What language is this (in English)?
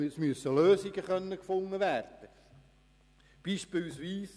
Swiss German